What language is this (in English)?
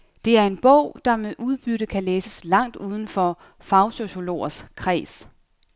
Danish